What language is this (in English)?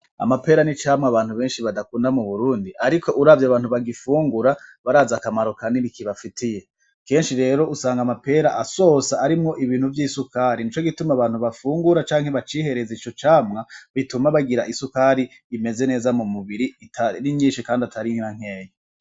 Rundi